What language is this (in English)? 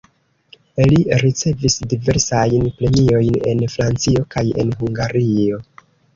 Esperanto